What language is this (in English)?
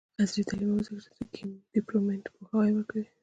Pashto